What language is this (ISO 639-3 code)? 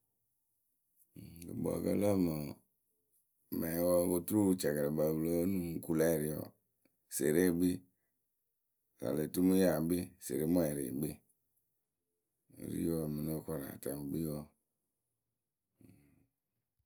keu